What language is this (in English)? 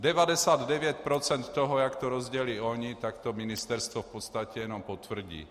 Czech